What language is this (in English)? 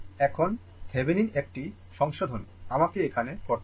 Bangla